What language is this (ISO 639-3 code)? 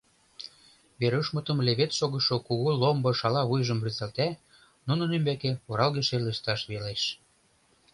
chm